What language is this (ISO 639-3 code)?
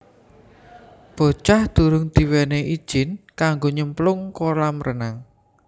jav